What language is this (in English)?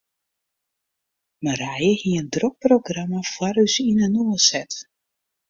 Western Frisian